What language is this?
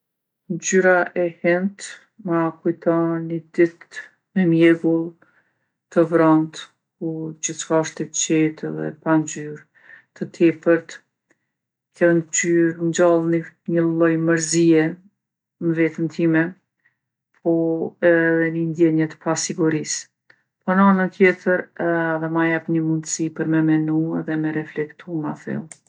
Gheg Albanian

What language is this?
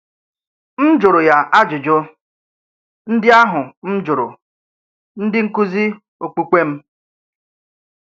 Igbo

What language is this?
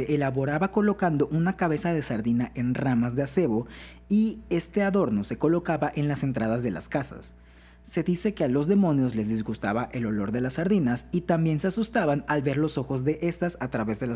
Spanish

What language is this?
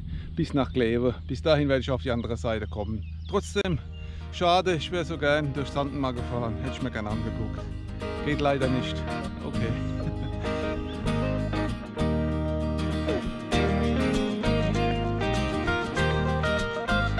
German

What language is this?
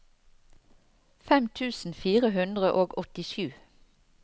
Norwegian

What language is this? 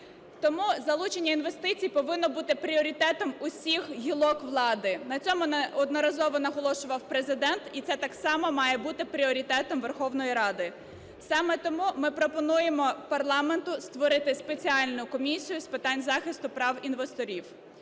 Ukrainian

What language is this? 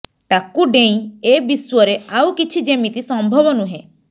Odia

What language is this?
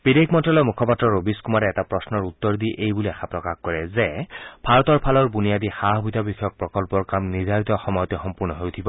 Assamese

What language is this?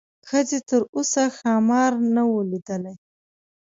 Pashto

